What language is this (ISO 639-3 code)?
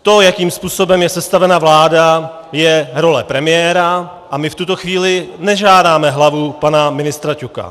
ces